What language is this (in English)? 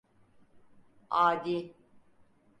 Turkish